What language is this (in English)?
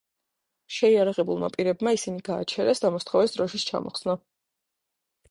Georgian